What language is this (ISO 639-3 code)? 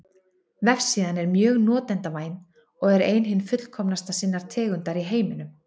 isl